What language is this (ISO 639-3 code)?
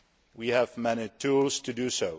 eng